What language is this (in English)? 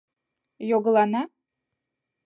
Mari